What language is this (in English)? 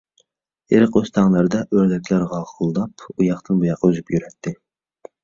Uyghur